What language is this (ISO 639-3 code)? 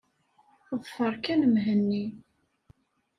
kab